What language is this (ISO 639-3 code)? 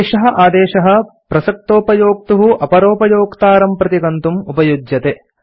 san